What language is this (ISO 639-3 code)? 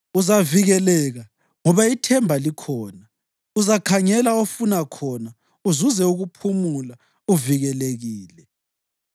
nde